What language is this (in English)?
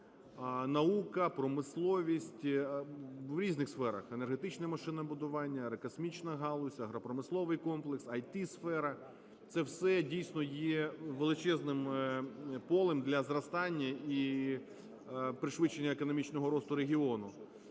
Ukrainian